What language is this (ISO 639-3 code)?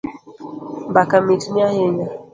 luo